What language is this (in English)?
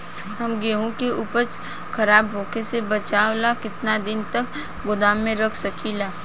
Bhojpuri